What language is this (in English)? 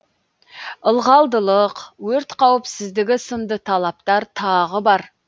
Kazakh